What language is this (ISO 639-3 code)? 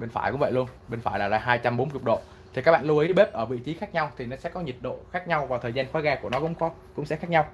vie